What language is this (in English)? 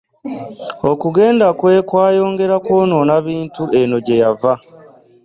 Ganda